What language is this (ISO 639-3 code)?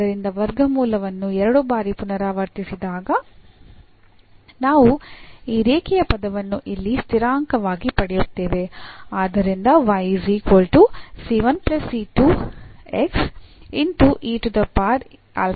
kan